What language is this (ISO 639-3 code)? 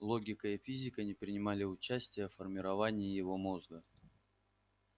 rus